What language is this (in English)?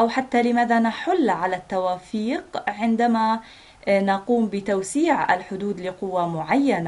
Arabic